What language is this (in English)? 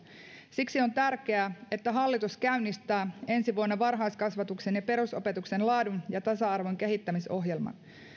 Finnish